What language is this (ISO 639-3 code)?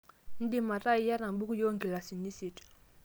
mas